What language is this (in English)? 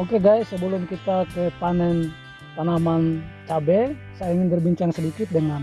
Indonesian